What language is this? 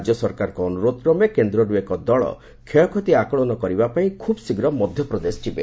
Odia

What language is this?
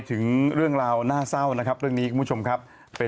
Thai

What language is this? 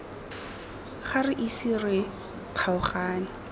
Tswana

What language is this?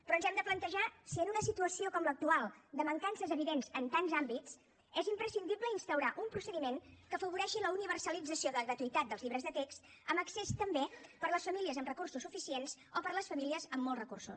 Catalan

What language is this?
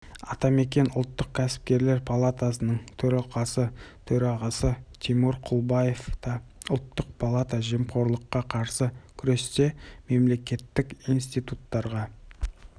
Kazakh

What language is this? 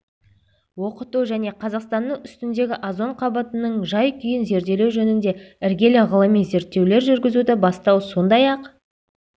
Kazakh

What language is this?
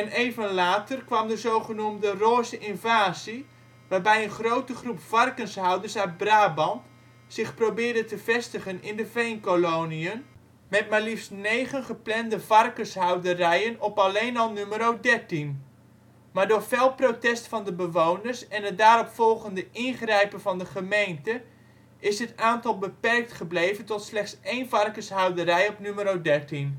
Dutch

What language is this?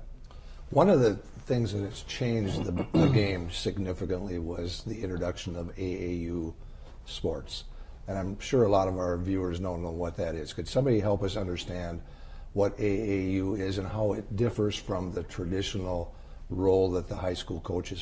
English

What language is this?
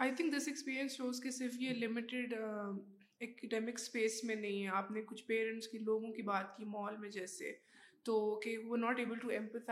Urdu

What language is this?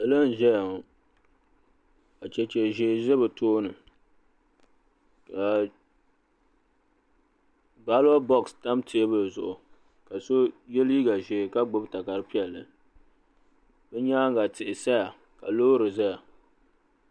Dagbani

